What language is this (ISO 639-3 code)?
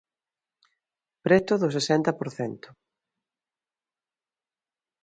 glg